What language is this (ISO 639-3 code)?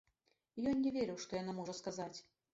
bel